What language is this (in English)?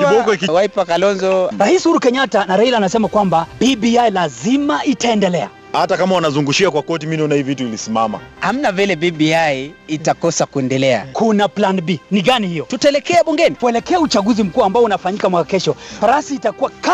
Swahili